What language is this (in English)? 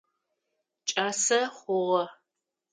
Adyghe